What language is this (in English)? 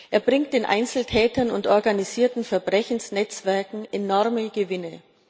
German